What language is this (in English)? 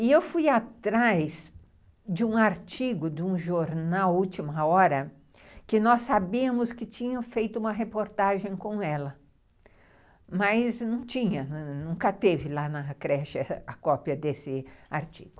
Portuguese